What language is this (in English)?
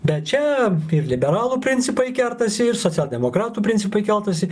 Lithuanian